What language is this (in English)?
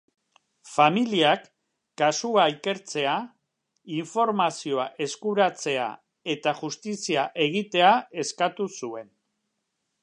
Basque